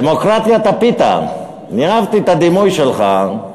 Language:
Hebrew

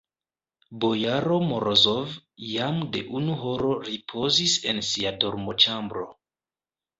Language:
Esperanto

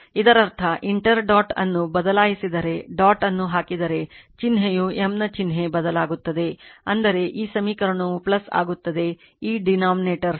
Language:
Kannada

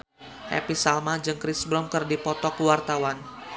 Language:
Sundanese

